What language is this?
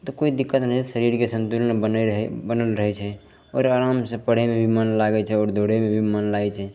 Maithili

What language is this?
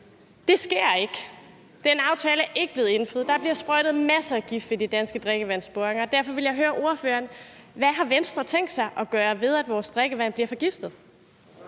Danish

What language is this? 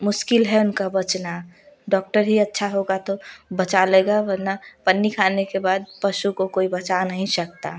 Hindi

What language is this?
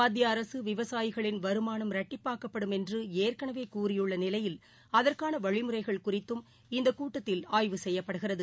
Tamil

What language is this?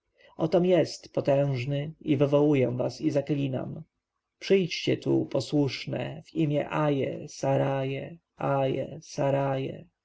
Polish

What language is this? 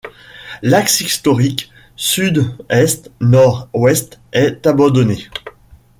French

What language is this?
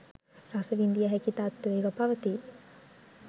Sinhala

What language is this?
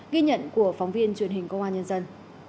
Vietnamese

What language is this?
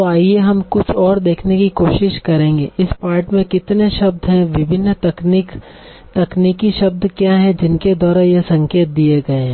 Hindi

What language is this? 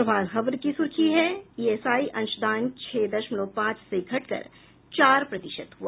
Hindi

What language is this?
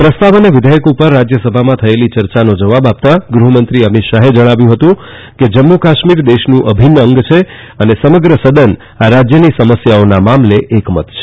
Gujarati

